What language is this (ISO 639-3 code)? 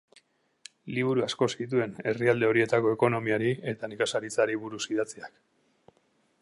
eus